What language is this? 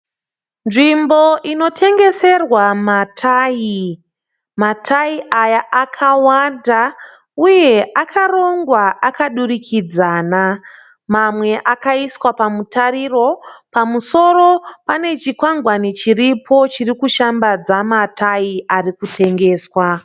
Shona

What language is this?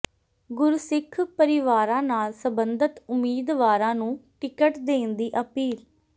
Punjabi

